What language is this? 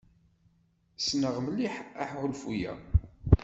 Kabyle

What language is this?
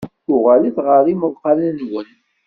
Kabyle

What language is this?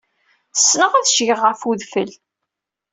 Kabyle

